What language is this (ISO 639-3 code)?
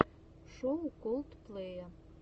rus